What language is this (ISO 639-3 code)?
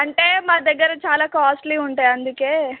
tel